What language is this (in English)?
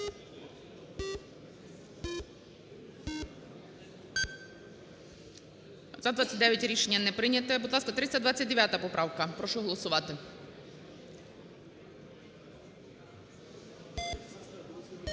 Ukrainian